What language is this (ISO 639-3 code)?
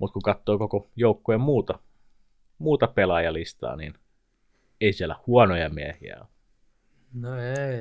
fin